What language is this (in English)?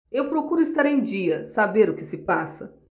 Portuguese